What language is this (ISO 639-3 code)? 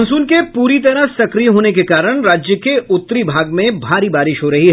hin